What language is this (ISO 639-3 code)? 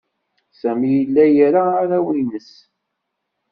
kab